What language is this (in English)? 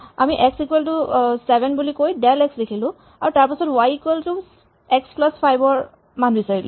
Assamese